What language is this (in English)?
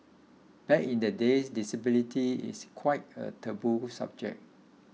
English